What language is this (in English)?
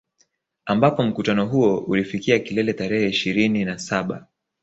Swahili